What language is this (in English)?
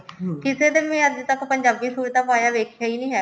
Punjabi